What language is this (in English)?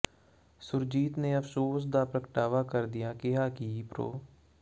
Punjabi